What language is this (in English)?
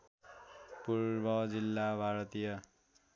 Nepali